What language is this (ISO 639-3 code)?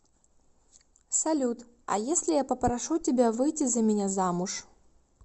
rus